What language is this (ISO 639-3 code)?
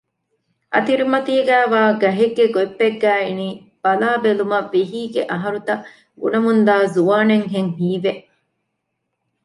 div